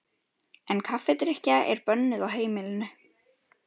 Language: Icelandic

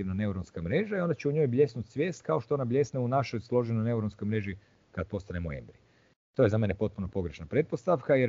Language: Croatian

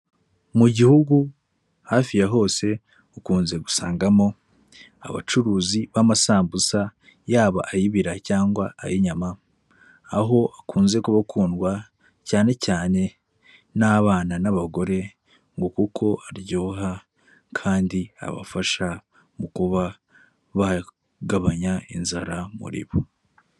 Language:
Kinyarwanda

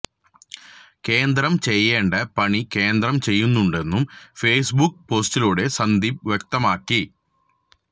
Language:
Malayalam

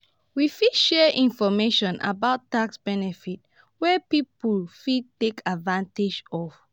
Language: Nigerian Pidgin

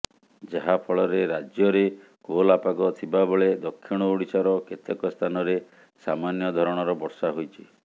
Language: Odia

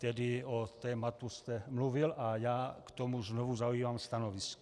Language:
Czech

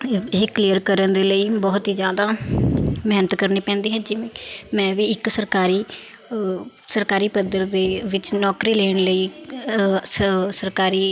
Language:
Punjabi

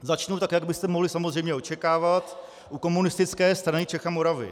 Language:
Czech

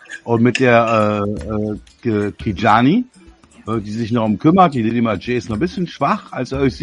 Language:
German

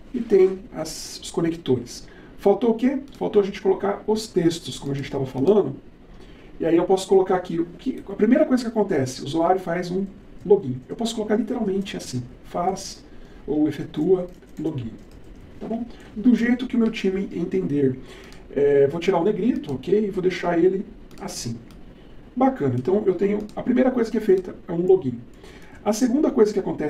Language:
Portuguese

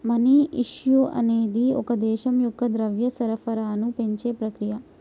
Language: Telugu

